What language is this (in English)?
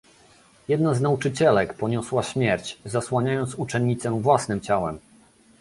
Polish